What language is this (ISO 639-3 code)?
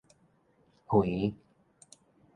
nan